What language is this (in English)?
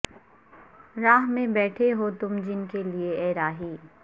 Urdu